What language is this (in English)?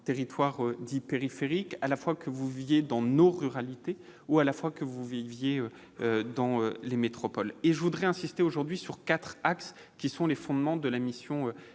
French